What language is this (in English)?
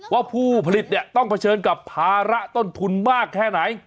Thai